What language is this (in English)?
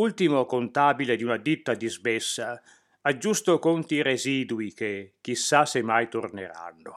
Italian